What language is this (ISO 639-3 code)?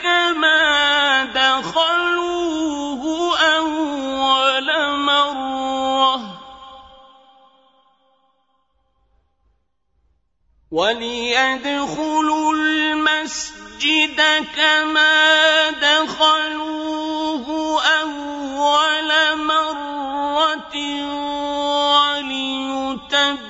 ara